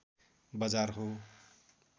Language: Nepali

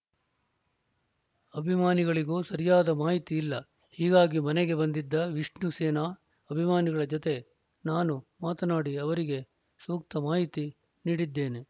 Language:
Kannada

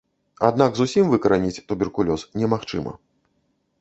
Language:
Belarusian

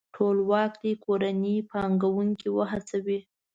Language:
Pashto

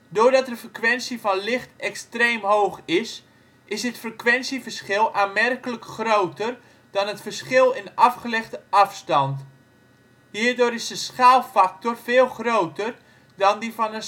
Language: Dutch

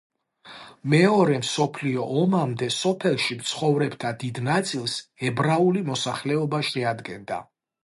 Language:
Georgian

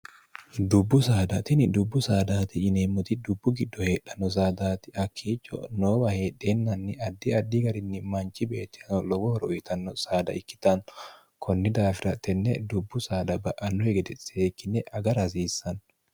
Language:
Sidamo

